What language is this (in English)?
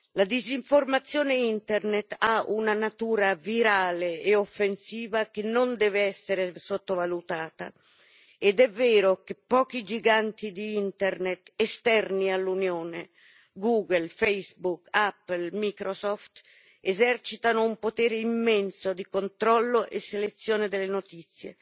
Italian